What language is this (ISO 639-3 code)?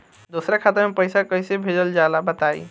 bho